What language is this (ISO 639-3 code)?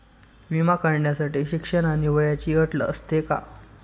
mar